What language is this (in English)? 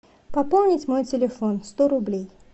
Russian